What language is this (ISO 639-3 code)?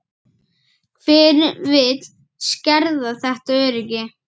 isl